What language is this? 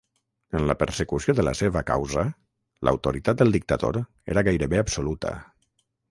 Catalan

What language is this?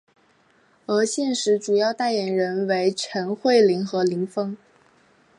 Chinese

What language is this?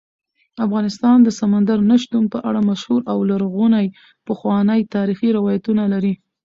Pashto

